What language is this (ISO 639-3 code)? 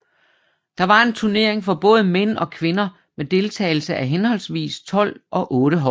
dan